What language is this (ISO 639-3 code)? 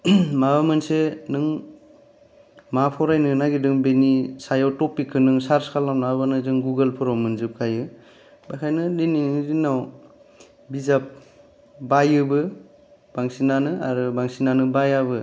brx